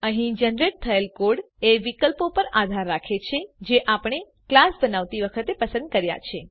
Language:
Gujarati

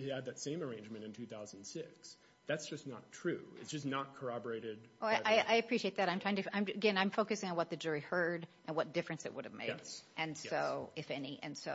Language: English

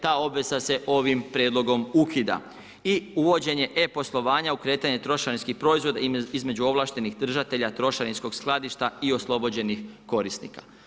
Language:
Croatian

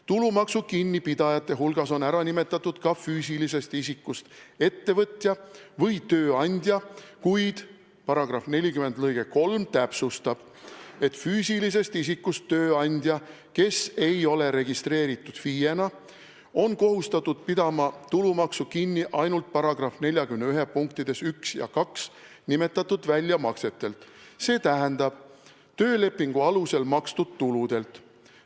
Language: Estonian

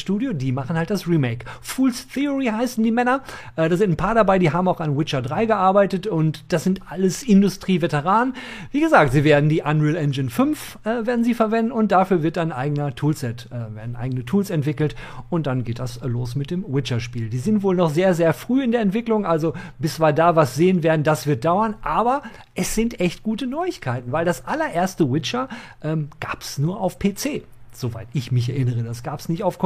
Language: German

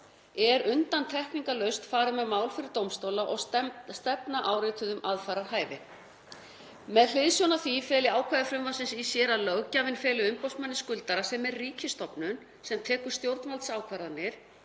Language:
Icelandic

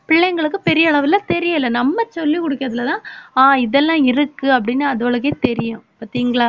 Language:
Tamil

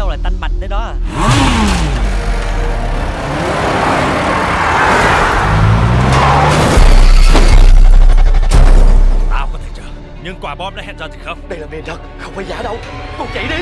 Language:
Vietnamese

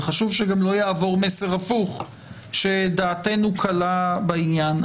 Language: Hebrew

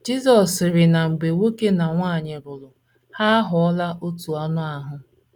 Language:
Igbo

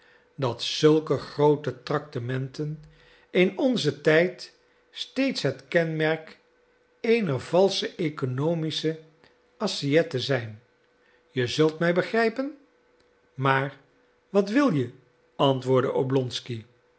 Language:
Dutch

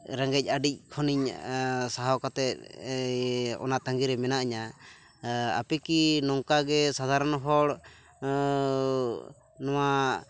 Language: Santali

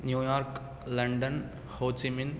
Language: Sanskrit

